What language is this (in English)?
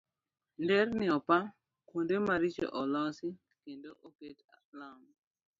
Luo (Kenya and Tanzania)